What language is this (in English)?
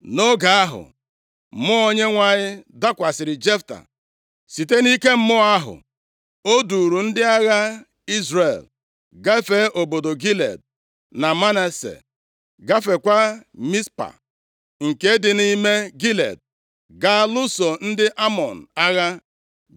Igbo